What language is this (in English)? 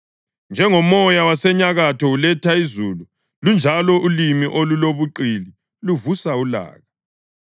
North Ndebele